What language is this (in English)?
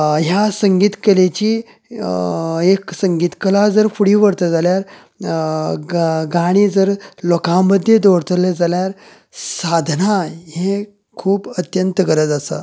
Konkani